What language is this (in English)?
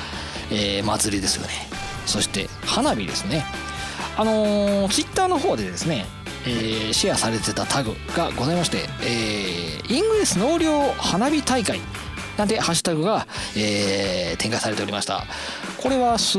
Japanese